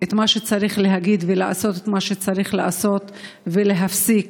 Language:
Hebrew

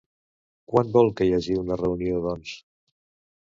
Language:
Catalan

